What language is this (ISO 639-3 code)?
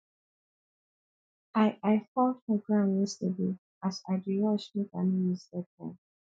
pcm